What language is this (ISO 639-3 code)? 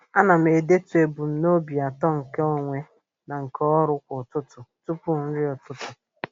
ibo